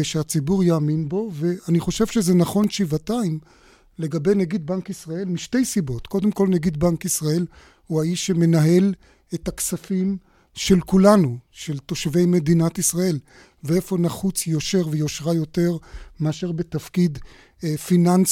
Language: Hebrew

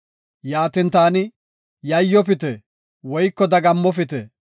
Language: Gofa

